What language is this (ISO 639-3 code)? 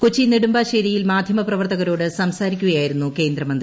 mal